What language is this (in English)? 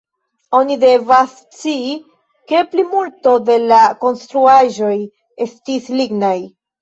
Esperanto